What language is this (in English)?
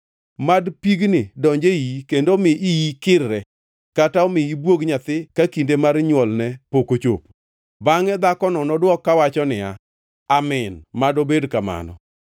Luo (Kenya and Tanzania)